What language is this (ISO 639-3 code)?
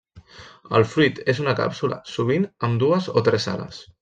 cat